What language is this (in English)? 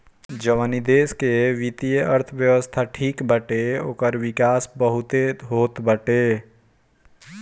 Bhojpuri